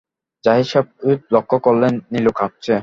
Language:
Bangla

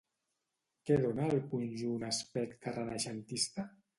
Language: Catalan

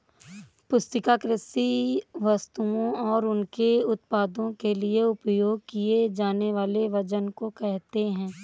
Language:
Hindi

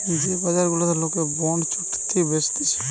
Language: Bangla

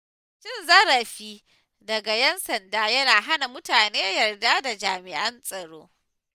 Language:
Hausa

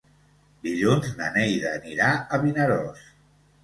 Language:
Catalan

